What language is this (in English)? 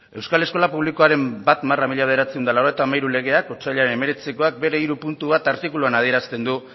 Basque